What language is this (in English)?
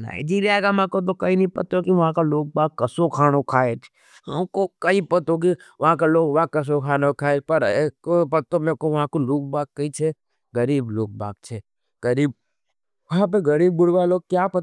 Nimadi